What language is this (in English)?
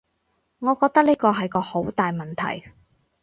Cantonese